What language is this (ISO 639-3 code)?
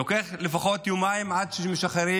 heb